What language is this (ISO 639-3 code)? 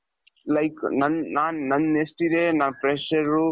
kan